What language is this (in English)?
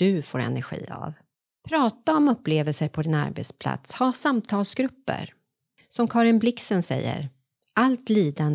Swedish